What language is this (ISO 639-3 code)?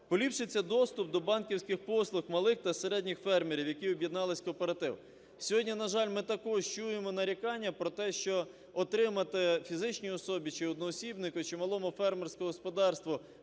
ukr